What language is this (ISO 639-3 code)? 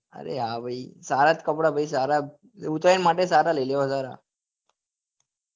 guj